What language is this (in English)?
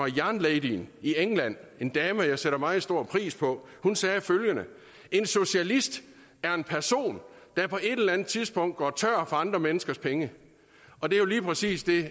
Danish